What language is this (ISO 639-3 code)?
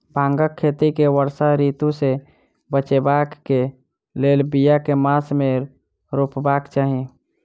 mai